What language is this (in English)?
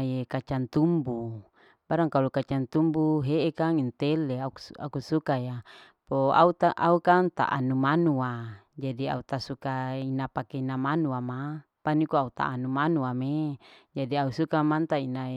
Larike-Wakasihu